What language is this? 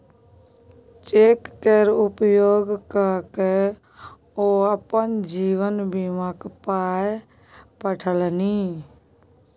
Maithili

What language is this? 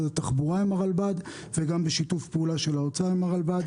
Hebrew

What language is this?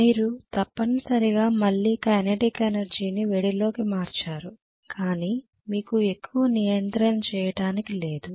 Telugu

